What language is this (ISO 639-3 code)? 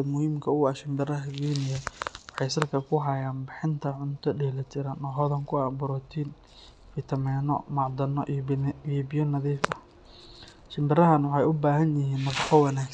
som